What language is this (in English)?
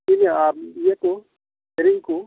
Santali